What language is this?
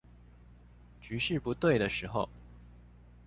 Chinese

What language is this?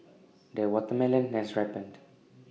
English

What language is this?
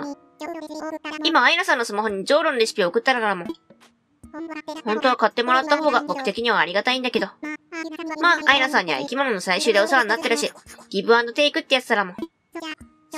Japanese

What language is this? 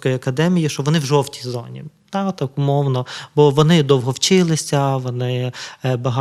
Ukrainian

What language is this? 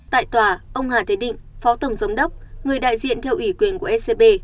Vietnamese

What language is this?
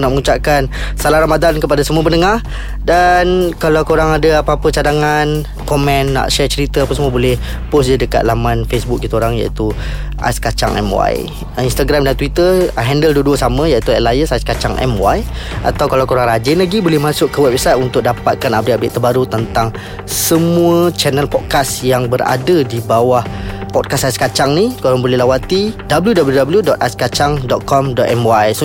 Malay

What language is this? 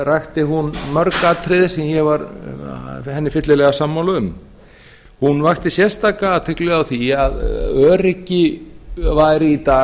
Icelandic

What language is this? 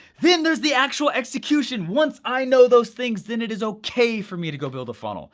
English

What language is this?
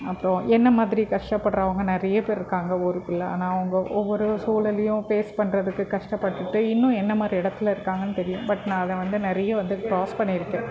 Tamil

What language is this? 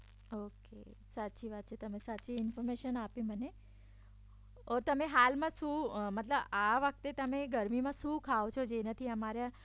Gujarati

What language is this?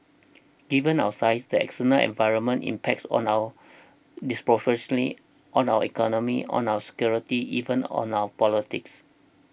English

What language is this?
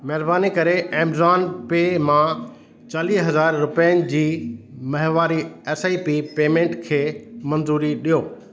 Sindhi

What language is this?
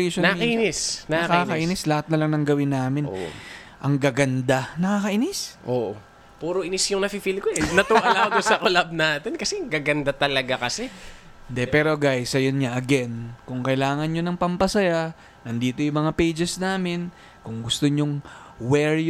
Filipino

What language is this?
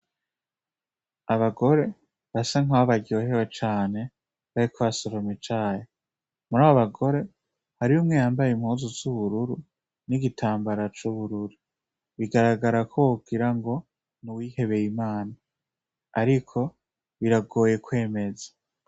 Rundi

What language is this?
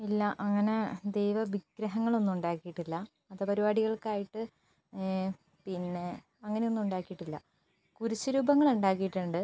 Malayalam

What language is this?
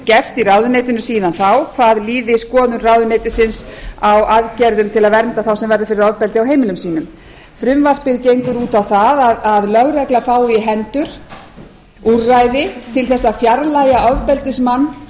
Icelandic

